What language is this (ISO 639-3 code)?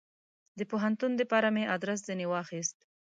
pus